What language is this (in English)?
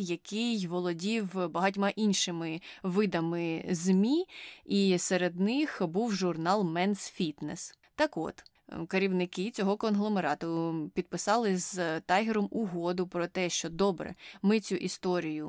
Ukrainian